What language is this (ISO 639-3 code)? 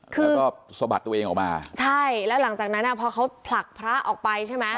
tha